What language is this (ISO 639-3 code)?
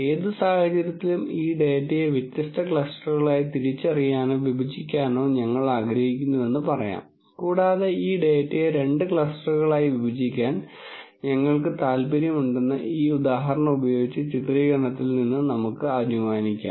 mal